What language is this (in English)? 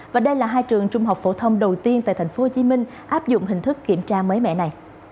Vietnamese